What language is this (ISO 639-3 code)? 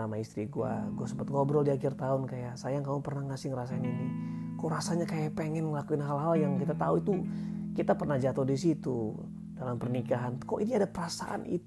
ind